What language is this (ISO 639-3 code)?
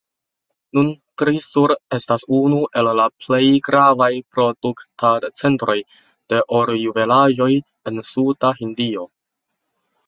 epo